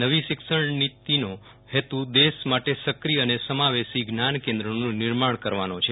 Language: Gujarati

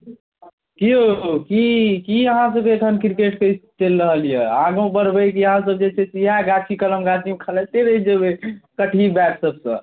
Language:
Maithili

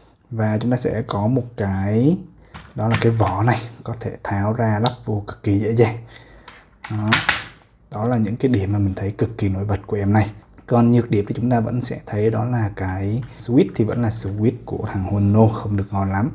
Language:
Vietnamese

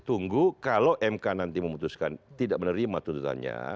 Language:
Indonesian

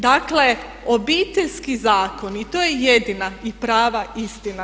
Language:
Croatian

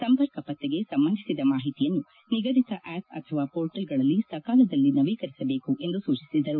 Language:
Kannada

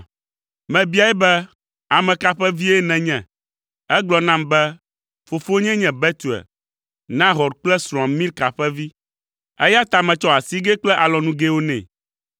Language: Ewe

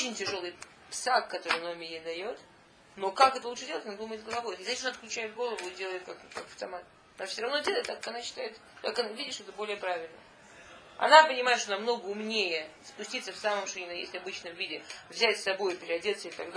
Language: Russian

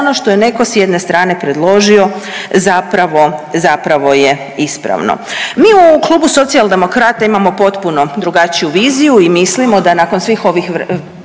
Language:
Croatian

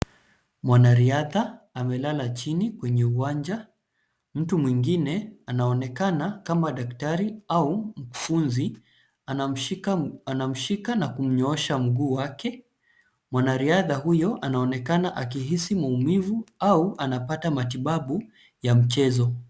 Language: Swahili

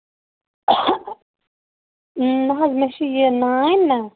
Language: Kashmiri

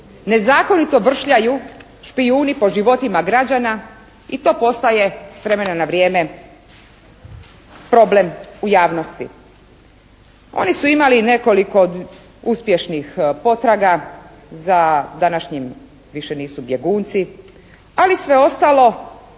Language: Croatian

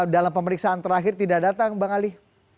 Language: Indonesian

